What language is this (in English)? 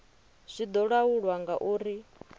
Venda